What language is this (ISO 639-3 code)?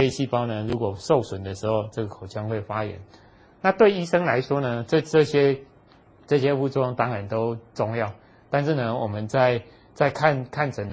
zho